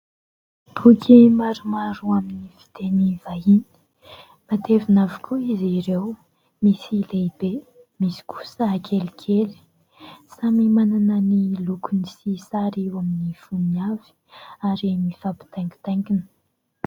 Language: Malagasy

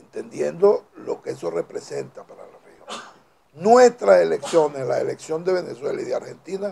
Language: Spanish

